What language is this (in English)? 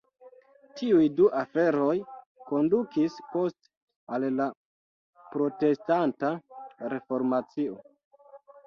Esperanto